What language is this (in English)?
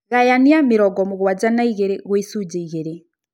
Kikuyu